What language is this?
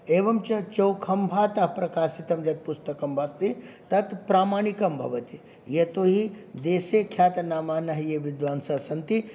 Sanskrit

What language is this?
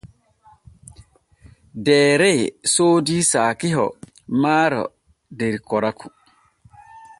Borgu Fulfulde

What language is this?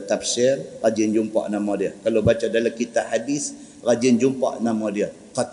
Malay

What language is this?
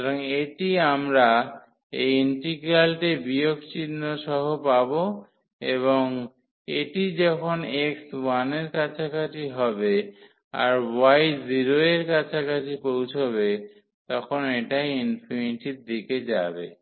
Bangla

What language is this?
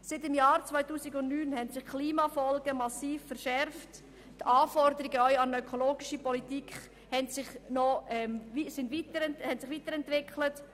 Swiss German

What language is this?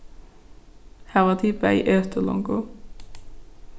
Faroese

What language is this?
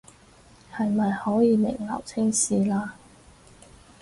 Cantonese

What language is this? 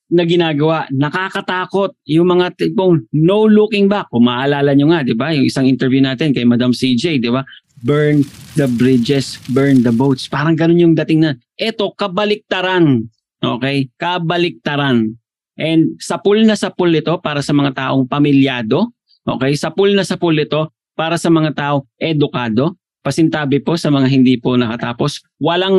Filipino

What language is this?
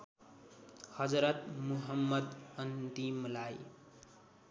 Nepali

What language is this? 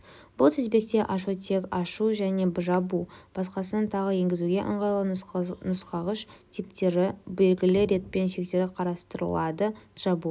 Kazakh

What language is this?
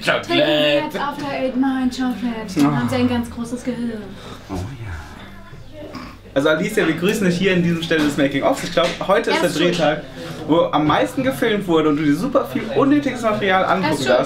German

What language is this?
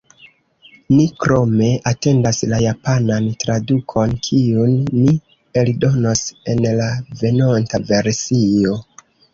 Esperanto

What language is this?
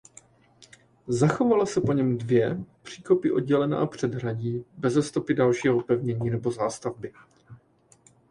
Czech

